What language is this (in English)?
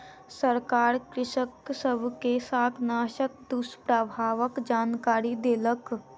Maithili